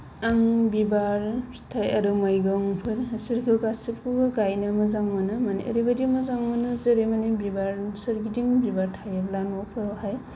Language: Bodo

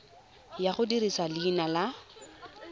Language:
Tswana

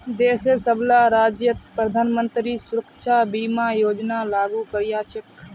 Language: Magahi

